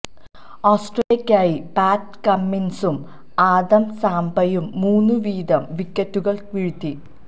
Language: Malayalam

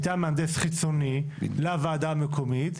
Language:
Hebrew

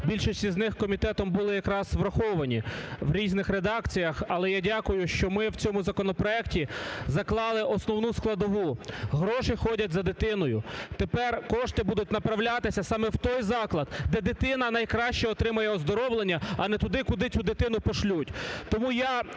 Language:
Ukrainian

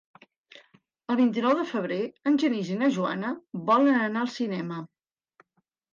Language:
Catalan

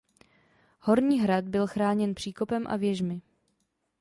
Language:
Czech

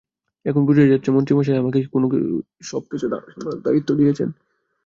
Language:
Bangla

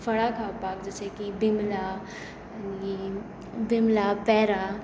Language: Konkani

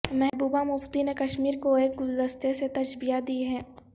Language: Urdu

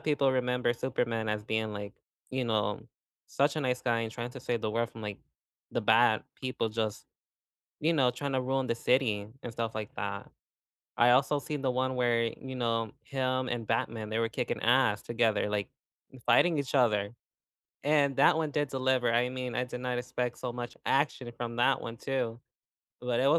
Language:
English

